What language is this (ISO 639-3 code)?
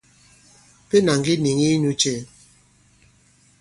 abb